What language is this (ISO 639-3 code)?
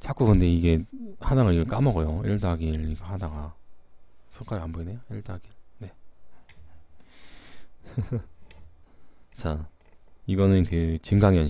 kor